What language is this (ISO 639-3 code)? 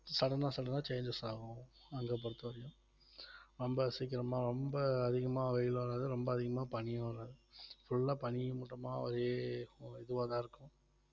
tam